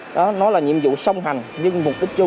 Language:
Vietnamese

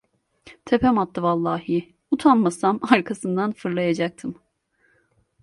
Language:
Turkish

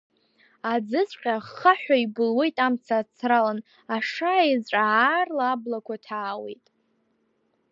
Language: Abkhazian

